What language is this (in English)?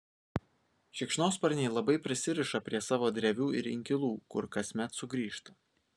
Lithuanian